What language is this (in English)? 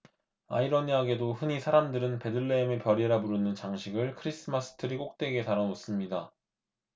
Korean